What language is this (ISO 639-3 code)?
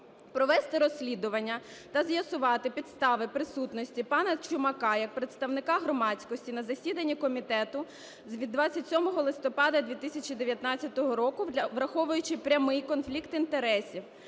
ukr